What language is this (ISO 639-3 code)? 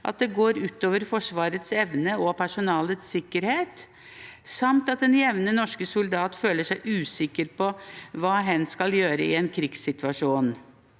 nor